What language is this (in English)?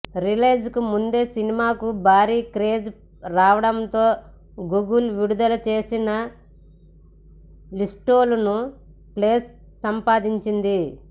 Telugu